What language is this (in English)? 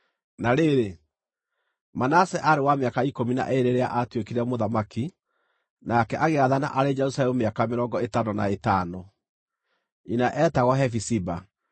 Kikuyu